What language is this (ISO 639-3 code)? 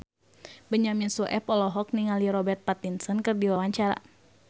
sun